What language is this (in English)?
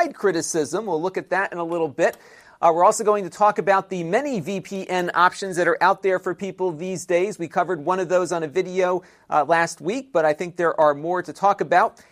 English